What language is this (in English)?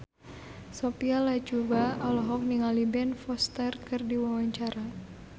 Sundanese